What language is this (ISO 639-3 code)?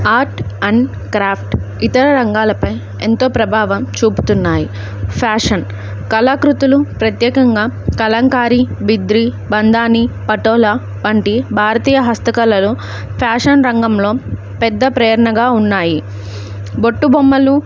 tel